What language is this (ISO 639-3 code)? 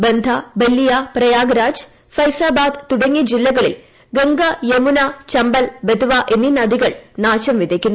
mal